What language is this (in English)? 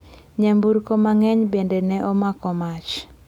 Luo (Kenya and Tanzania)